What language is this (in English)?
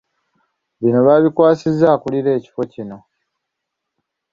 Ganda